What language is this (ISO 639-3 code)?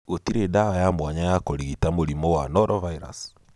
kik